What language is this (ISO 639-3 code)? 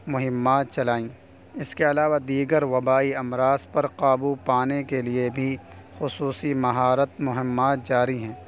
urd